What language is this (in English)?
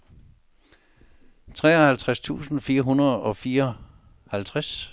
Danish